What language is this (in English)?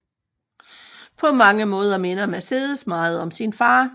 Danish